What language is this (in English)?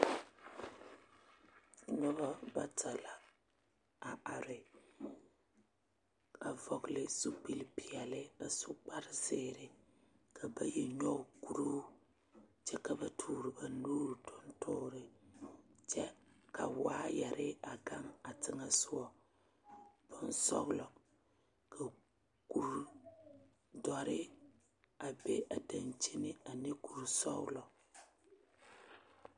Southern Dagaare